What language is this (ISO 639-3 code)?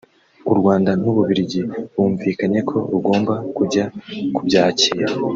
kin